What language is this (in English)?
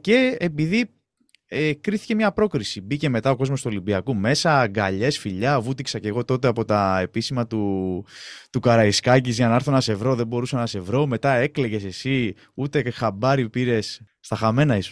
Greek